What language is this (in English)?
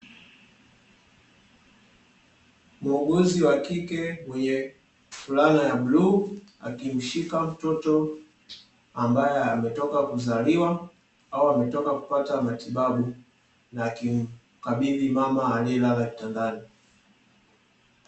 Swahili